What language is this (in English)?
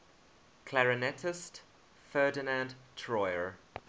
English